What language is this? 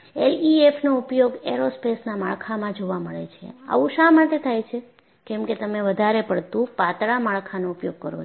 Gujarati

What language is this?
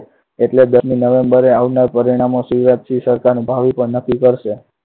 Gujarati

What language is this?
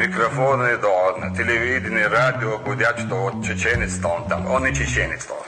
Russian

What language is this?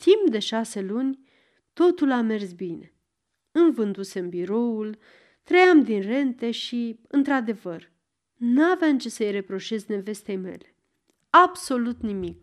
Romanian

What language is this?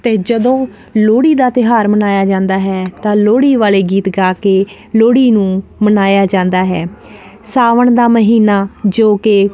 Punjabi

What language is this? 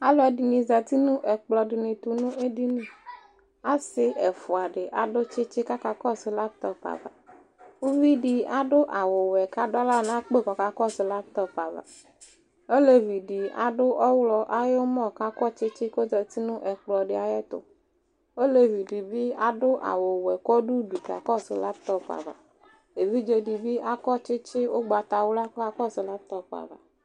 Ikposo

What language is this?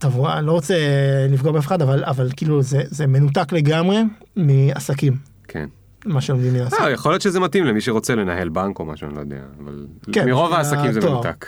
Hebrew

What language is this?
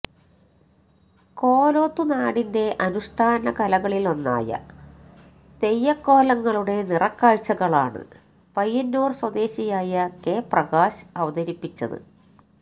Malayalam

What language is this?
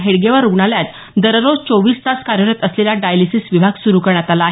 Marathi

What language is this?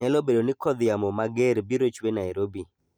Luo (Kenya and Tanzania)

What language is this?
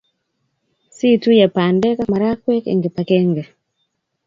Kalenjin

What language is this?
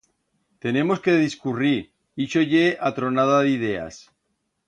Aragonese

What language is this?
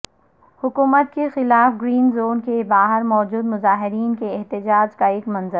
Urdu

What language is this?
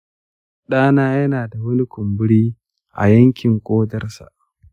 Hausa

